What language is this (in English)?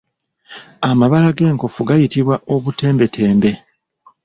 Ganda